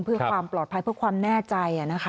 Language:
Thai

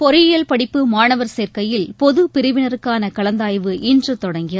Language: Tamil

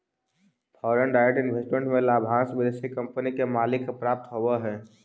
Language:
Magahi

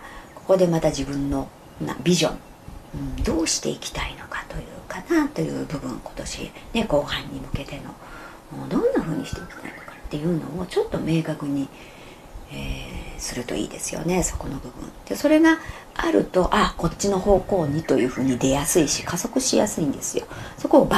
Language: Japanese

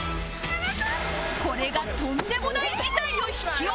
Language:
Japanese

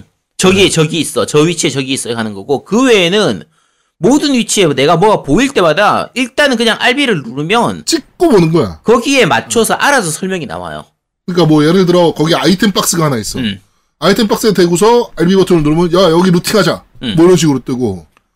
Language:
Korean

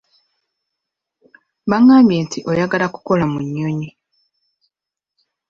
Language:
Ganda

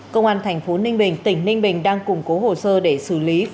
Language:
Vietnamese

